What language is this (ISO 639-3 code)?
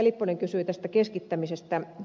fin